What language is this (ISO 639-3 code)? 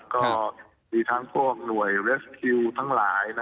tha